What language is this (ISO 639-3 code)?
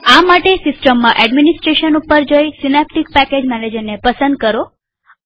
guj